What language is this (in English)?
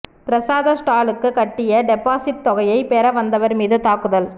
Tamil